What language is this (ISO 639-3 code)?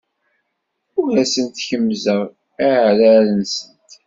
kab